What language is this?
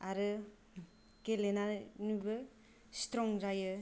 Bodo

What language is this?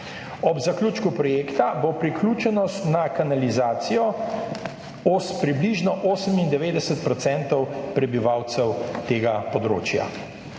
Slovenian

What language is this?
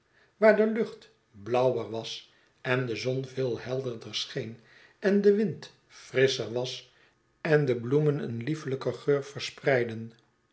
Dutch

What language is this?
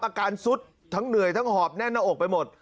Thai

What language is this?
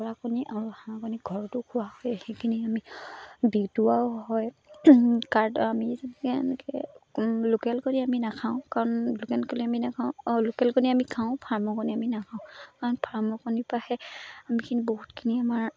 Assamese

